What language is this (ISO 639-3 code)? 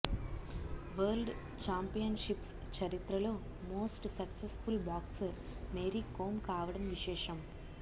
tel